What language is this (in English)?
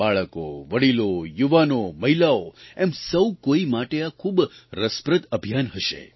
Gujarati